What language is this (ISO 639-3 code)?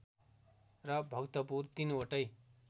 nep